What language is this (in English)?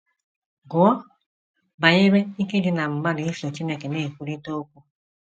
Igbo